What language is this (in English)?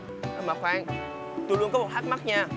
Vietnamese